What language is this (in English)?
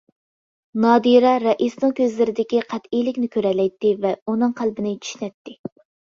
Uyghur